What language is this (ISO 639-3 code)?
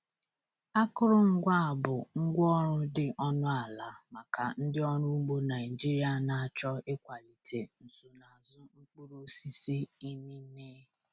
ibo